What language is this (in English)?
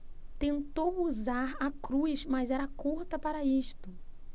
Portuguese